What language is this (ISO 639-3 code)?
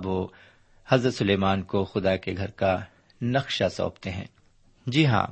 urd